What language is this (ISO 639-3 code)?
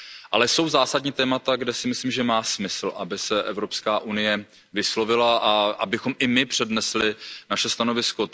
ces